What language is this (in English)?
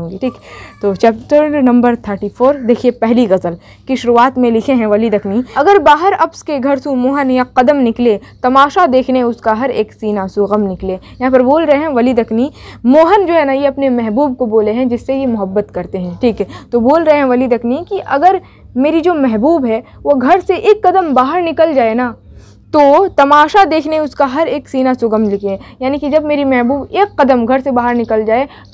Hindi